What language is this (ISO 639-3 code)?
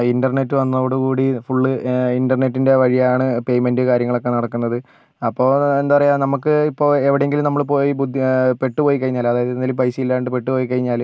mal